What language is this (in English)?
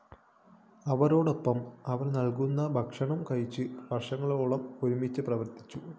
Malayalam